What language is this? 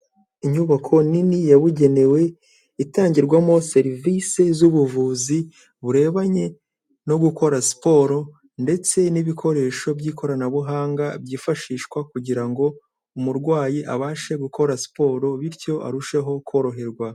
Kinyarwanda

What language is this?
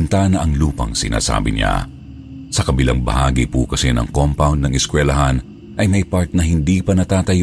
Filipino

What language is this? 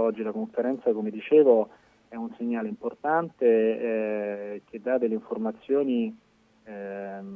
Italian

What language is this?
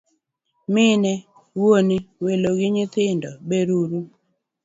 Luo (Kenya and Tanzania)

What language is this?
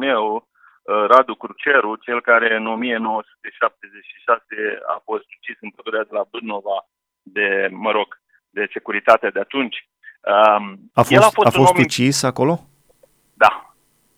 Romanian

